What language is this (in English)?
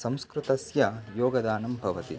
Sanskrit